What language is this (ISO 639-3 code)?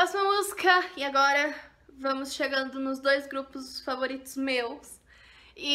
por